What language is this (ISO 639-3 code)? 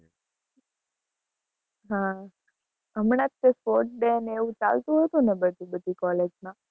guj